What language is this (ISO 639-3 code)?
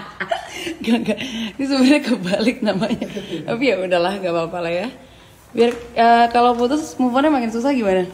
ind